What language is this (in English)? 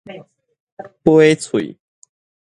Min Nan Chinese